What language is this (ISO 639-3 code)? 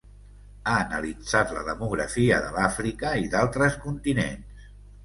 cat